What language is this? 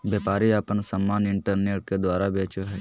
Magahi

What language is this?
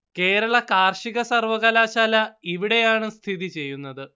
Malayalam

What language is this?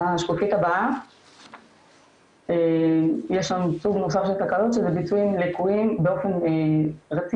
Hebrew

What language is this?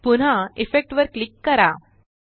Marathi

